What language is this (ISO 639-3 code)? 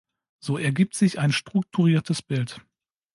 deu